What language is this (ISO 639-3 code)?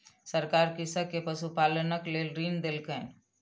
mai